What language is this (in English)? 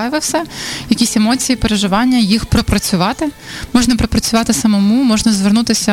Ukrainian